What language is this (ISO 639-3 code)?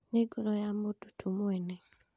kik